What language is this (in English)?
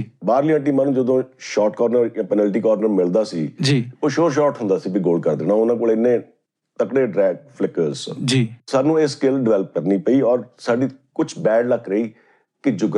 Punjabi